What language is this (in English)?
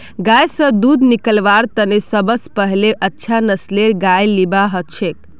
Magahi